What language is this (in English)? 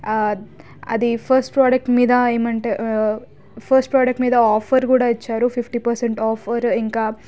Telugu